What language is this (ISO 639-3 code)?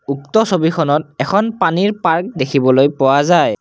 asm